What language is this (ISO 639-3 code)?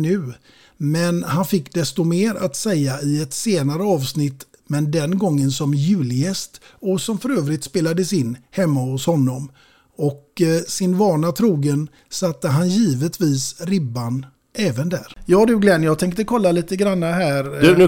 swe